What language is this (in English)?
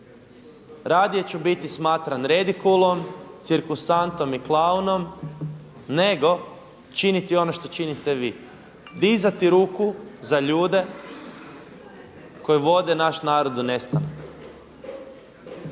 Croatian